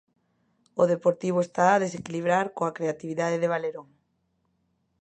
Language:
Galician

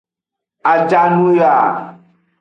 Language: Aja (Benin)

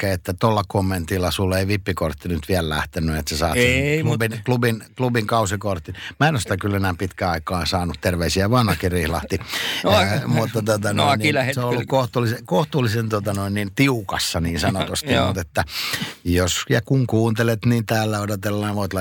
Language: Finnish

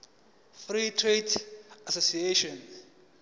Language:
Zulu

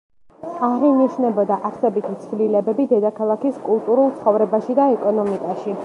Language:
Georgian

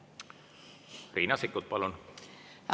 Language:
Estonian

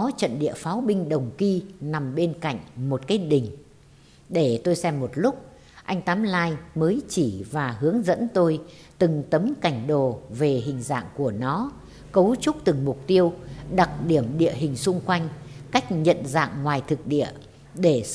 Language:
Vietnamese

